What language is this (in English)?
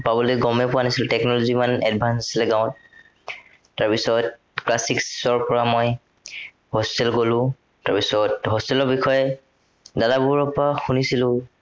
Assamese